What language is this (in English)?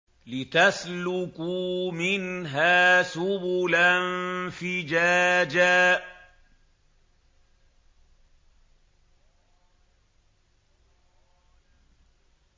Arabic